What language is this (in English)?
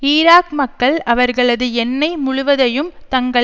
Tamil